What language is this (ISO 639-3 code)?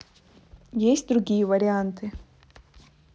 rus